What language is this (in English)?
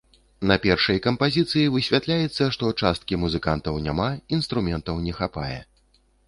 Belarusian